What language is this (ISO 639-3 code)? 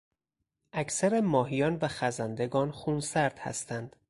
fas